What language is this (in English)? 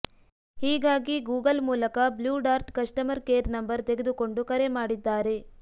Kannada